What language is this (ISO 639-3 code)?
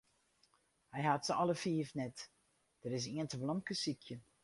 fry